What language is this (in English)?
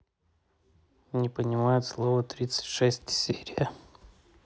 Russian